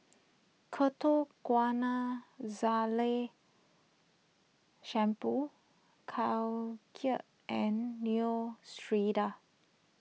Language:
English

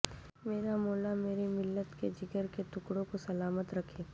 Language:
Urdu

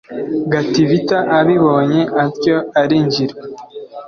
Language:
Kinyarwanda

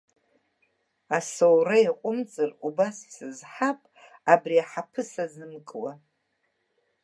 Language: Abkhazian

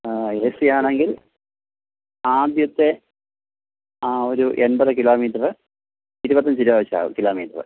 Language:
Malayalam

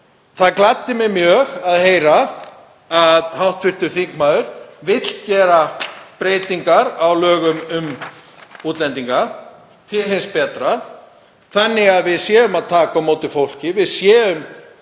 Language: Icelandic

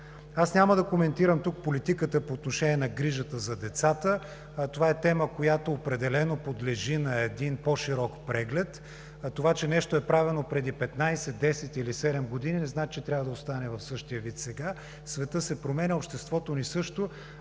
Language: Bulgarian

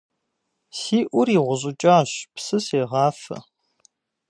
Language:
Kabardian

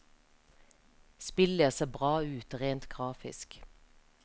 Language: Norwegian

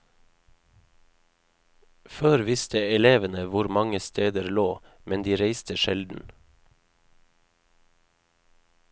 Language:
Norwegian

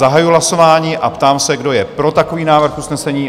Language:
Czech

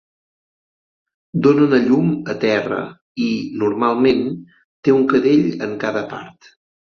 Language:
Catalan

